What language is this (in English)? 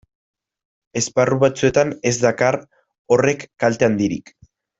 Basque